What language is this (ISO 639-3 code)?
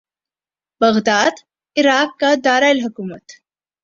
urd